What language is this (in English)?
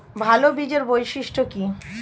Bangla